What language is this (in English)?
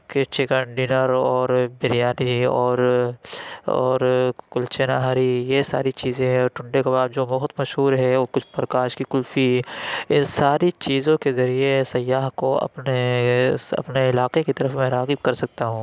Urdu